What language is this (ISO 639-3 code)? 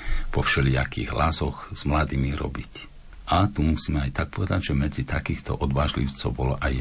slk